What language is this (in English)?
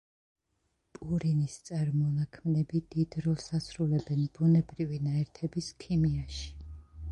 Georgian